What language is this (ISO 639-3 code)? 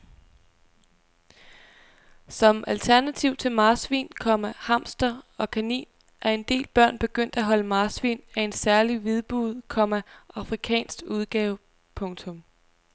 dan